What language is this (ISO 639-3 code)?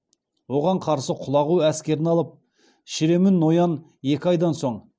kaz